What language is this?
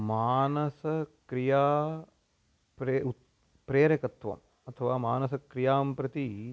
Sanskrit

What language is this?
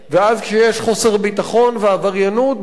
Hebrew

